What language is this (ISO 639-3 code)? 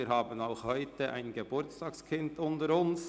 gsw